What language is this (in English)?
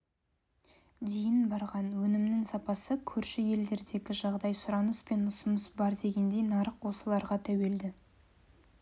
Kazakh